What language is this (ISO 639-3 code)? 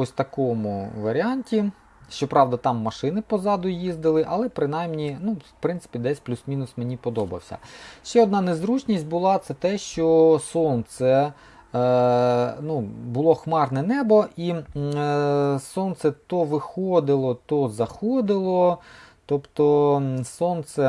ukr